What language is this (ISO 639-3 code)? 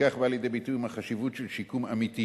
heb